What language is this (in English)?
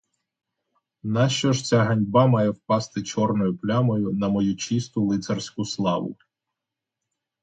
Ukrainian